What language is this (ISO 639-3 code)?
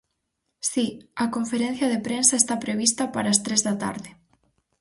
glg